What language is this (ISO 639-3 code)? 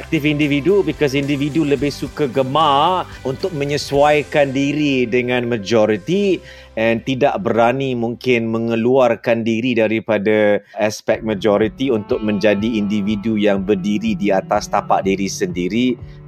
msa